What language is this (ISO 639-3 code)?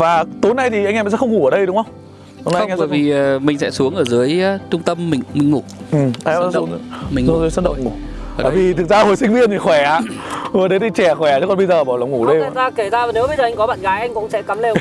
vie